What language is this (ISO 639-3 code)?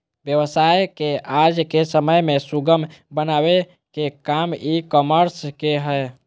mag